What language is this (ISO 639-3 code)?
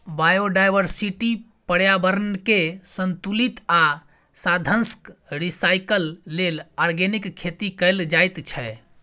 mai